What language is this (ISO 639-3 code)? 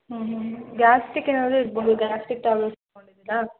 kan